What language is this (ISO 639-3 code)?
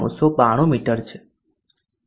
guj